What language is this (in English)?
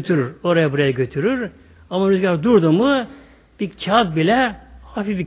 Turkish